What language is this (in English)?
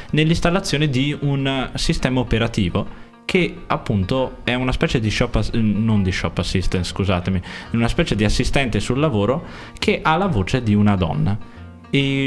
Italian